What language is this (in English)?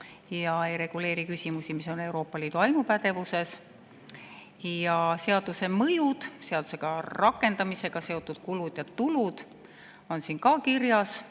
Estonian